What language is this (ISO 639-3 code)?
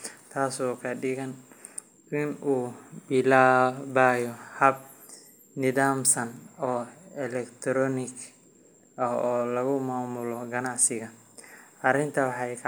som